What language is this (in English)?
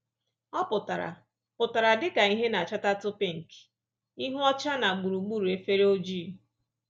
Igbo